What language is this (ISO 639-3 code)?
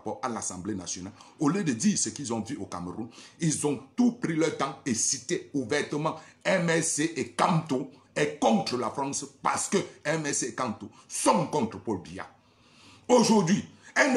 fra